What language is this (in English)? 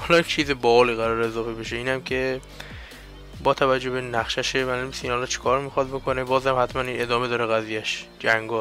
Persian